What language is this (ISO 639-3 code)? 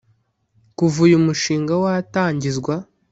kin